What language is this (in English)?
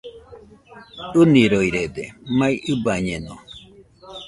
Nüpode Huitoto